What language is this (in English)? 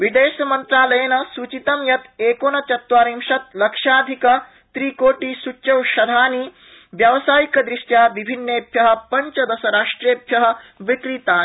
Sanskrit